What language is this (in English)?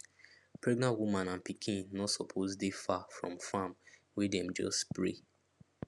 Nigerian Pidgin